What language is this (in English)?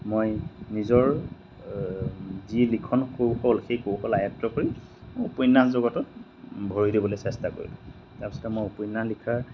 Assamese